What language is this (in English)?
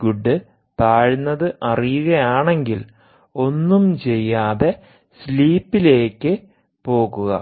Malayalam